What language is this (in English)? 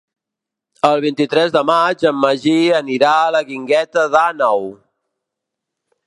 Catalan